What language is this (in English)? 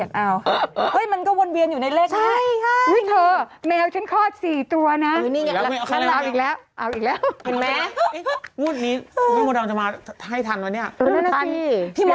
Thai